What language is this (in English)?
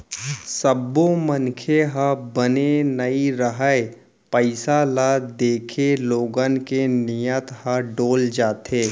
Chhattisgarhi